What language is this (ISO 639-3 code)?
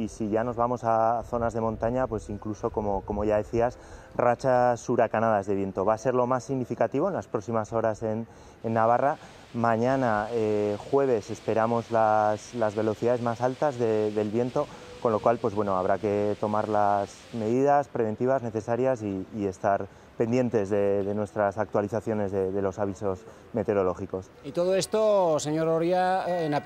spa